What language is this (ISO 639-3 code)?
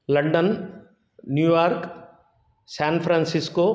san